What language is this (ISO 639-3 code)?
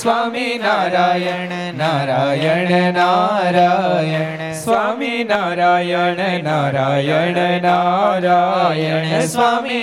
guj